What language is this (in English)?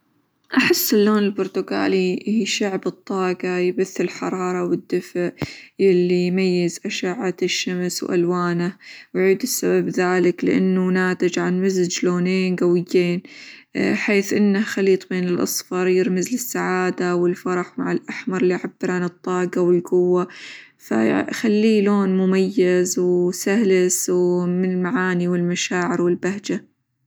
Hijazi Arabic